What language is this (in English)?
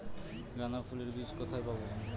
Bangla